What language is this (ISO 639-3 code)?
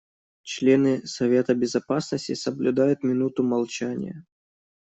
rus